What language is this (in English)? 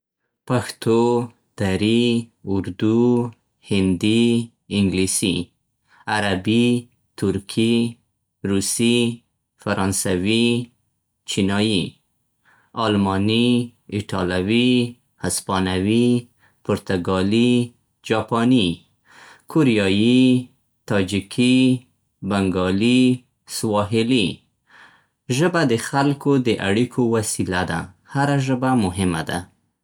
Central Pashto